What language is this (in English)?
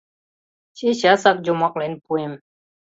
Mari